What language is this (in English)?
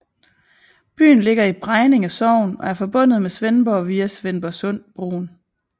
Danish